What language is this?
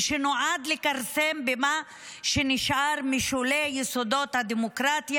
Hebrew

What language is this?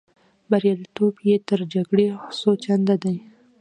Pashto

